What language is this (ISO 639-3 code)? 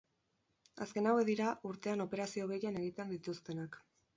eus